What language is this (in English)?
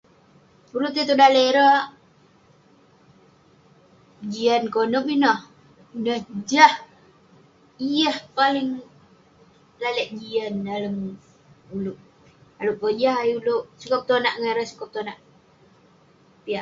Western Penan